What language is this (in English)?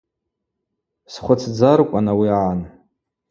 Abaza